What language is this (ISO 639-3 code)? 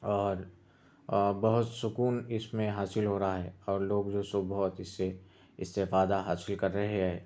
urd